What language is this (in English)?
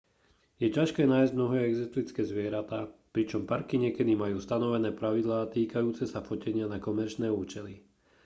Slovak